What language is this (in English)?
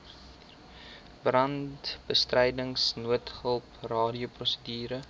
Afrikaans